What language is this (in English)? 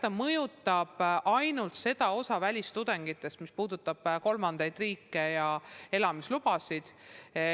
Estonian